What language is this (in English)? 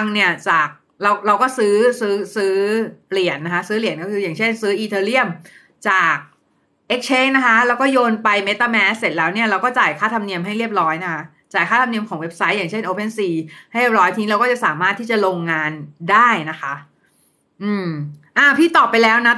Thai